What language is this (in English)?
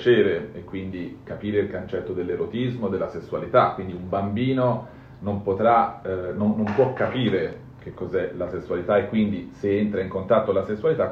Italian